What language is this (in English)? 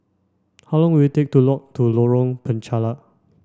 English